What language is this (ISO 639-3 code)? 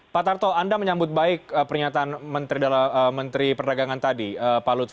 ind